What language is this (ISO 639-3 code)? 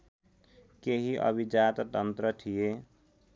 nep